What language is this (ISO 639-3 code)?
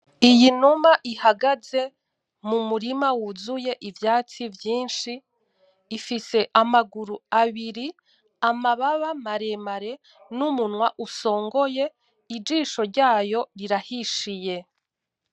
run